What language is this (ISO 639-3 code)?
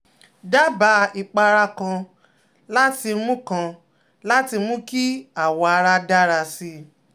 yor